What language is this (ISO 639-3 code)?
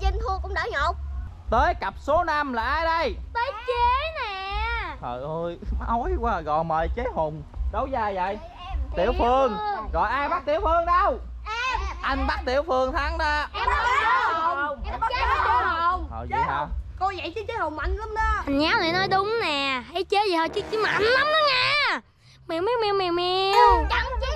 vie